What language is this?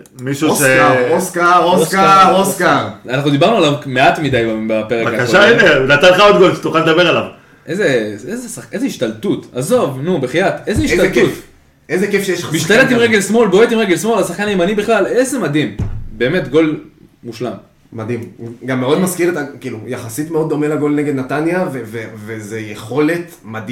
Hebrew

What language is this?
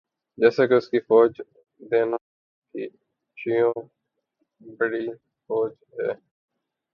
Urdu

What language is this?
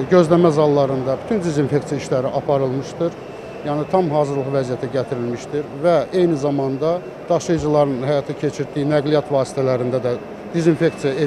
Turkish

